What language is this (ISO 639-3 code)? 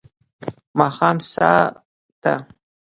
pus